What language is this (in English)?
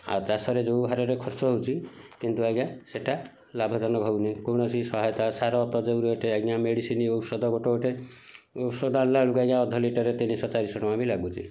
Odia